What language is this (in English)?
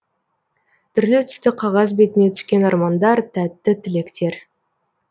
Kazakh